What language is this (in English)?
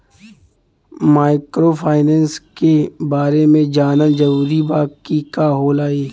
Bhojpuri